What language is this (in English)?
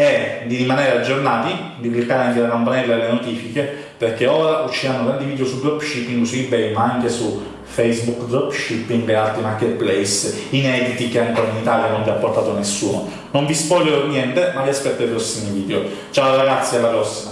Italian